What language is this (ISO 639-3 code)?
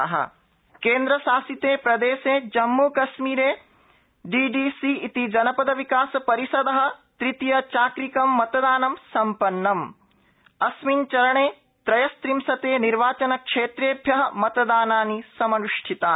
san